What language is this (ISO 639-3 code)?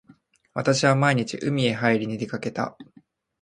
jpn